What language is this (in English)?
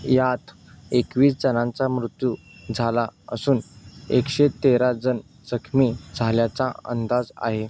Marathi